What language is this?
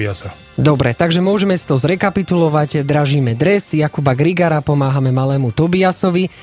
Slovak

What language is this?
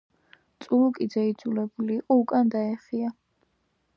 Georgian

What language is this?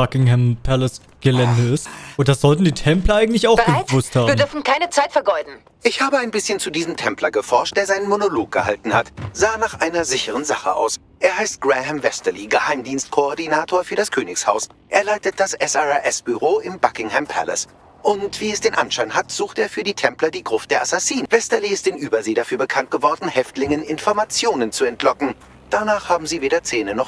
German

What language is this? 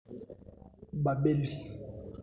Masai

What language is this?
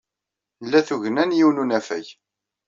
Kabyle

